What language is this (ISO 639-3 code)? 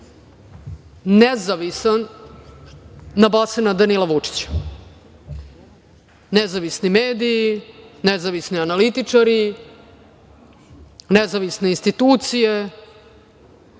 srp